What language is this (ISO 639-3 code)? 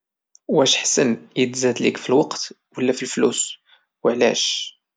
ary